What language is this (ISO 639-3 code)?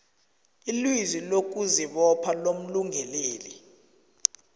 nbl